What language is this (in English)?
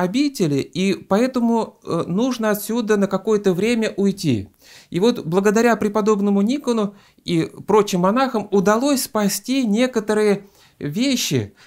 Russian